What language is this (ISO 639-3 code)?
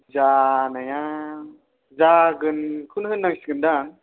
brx